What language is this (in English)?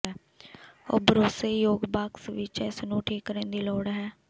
Punjabi